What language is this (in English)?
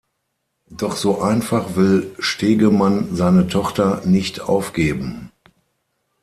German